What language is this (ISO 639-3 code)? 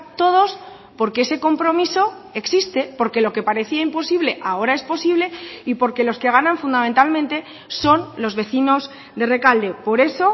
spa